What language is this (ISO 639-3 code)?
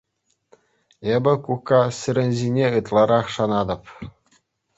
chv